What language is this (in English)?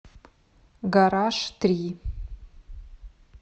Russian